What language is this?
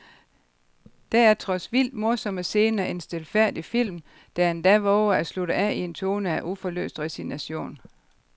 Danish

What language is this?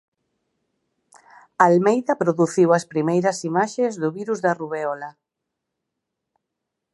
Galician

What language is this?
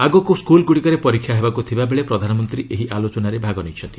Odia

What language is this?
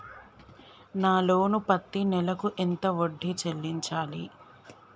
Telugu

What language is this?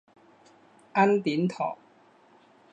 Chinese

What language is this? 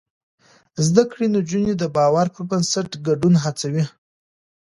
Pashto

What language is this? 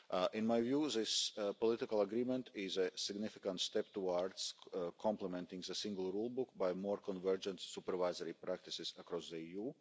English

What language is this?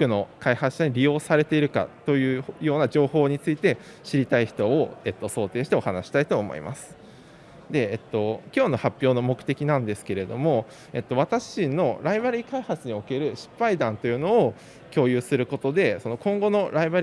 Japanese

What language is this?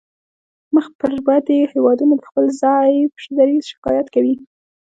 Pashto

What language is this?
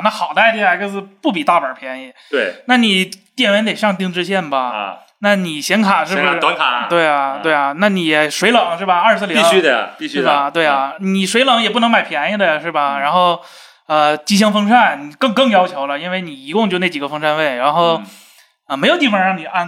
Chinese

